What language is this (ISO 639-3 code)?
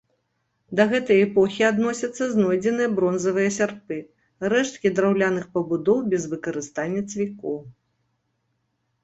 bel